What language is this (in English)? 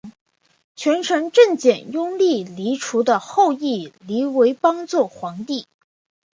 Chinese